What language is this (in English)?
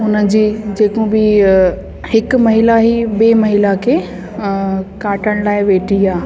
Sindhi